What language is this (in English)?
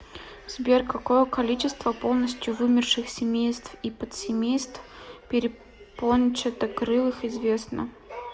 Russian